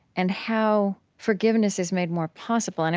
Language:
English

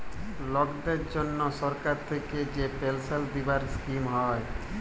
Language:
Bangla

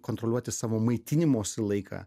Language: Lithuanian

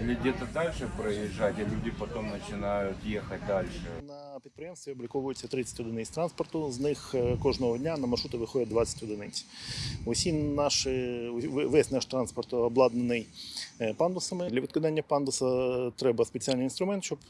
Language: Ukrainian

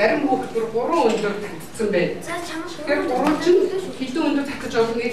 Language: Bulgarian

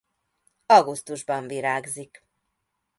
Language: Hungarian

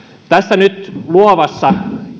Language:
Finnish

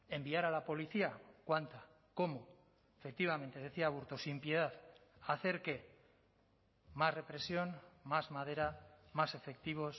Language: Spanish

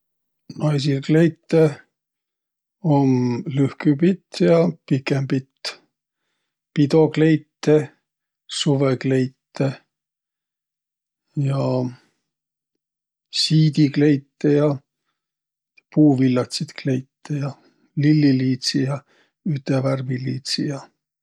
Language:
Võro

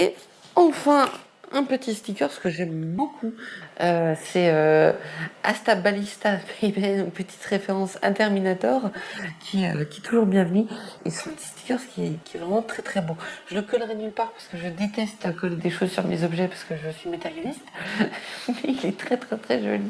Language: French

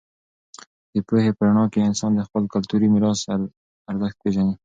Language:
Pashto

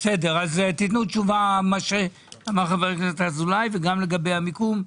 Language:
Hebrew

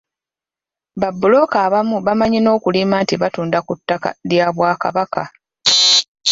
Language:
Ganda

